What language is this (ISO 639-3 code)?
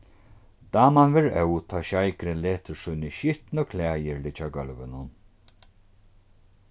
fao